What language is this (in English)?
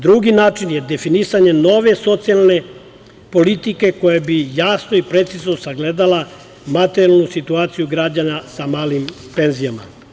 Serbian